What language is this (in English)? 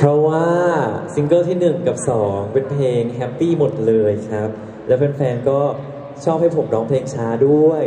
Thai